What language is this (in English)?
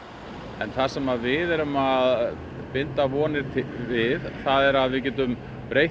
Icelandic